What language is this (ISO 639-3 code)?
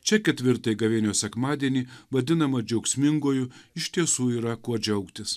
lit